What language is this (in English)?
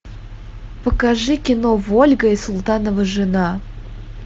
Russian